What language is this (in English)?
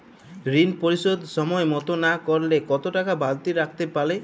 Bangla